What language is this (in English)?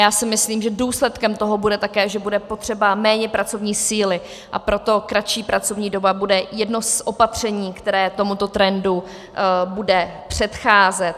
Czech